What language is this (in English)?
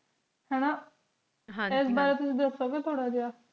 Punjabi